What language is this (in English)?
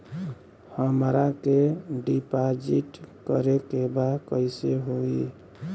Bhojpuri